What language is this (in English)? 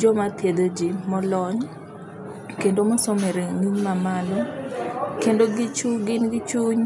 Luo (Kenya and Tanzania)